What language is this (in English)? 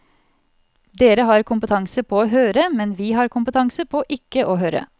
Norwegian